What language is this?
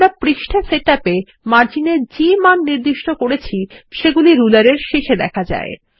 Bangla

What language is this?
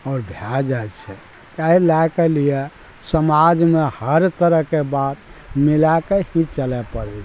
Maithili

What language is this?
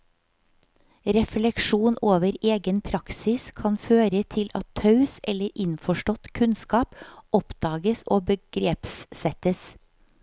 Norwegian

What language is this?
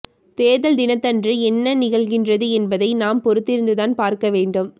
Tamil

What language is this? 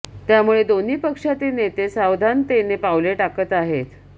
Marathi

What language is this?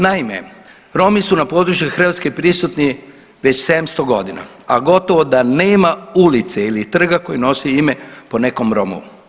Croatian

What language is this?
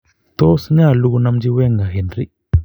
Kalenjin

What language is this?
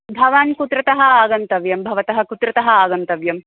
Sanskrit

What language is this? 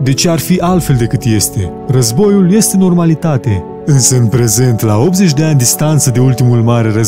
Romanian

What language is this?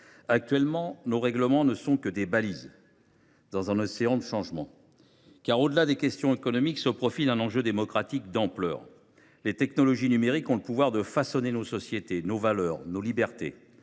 French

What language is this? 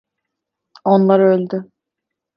Turkish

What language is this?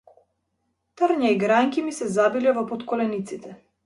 Macedonian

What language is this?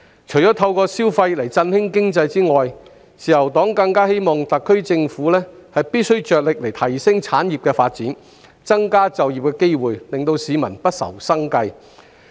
Cantonese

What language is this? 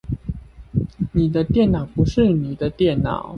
Chinese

